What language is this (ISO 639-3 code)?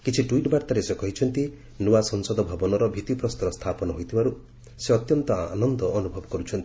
ori